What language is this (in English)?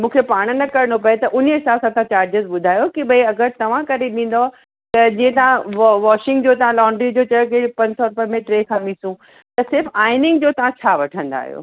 Sindhi